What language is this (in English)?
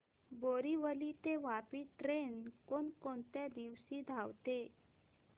Marathi